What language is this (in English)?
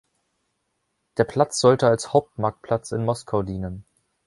German